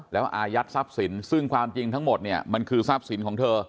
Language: Thai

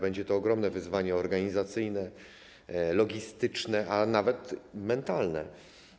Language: Polish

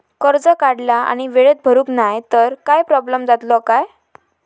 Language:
Marathi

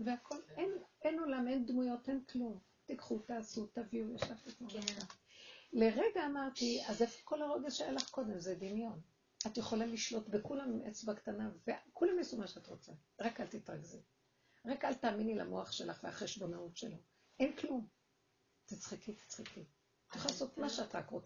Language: Hebrew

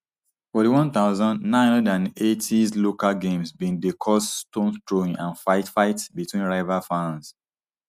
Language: Nigerian Pidgin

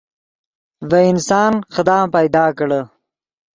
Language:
Yidgha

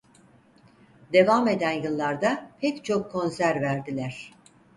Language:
Turkish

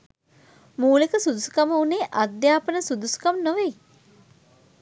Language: Sinhala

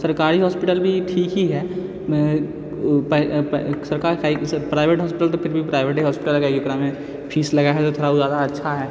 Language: Maithili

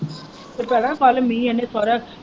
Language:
Punjabi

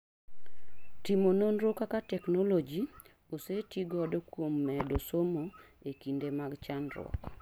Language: Luo (Kenya and Tanzania)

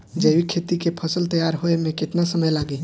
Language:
Bhojpuri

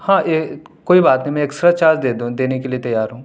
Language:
Urdu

